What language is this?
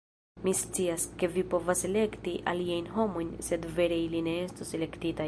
Esperanto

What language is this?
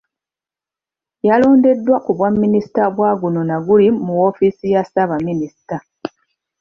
Ganda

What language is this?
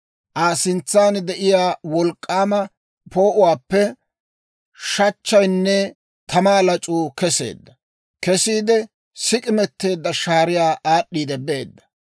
Dawro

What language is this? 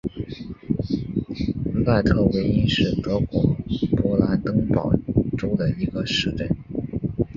Chinese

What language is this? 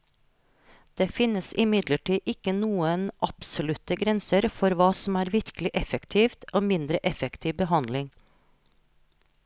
Norwegian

